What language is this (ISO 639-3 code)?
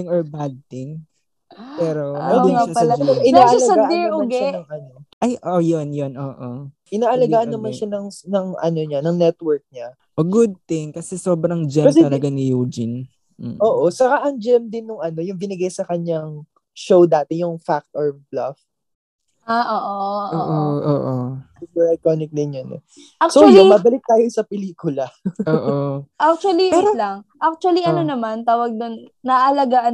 fil